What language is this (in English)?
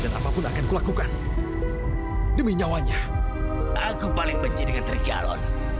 Indonesian